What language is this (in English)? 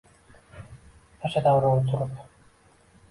Uzbek